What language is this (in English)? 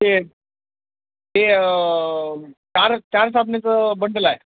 Marathi